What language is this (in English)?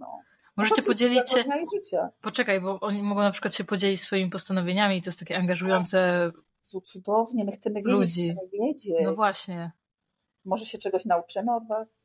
Polish